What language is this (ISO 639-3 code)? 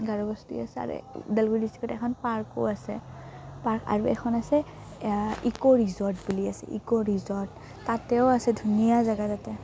asm